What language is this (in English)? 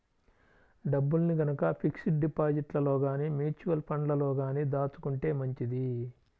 Telugu